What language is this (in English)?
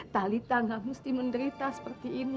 Indonesian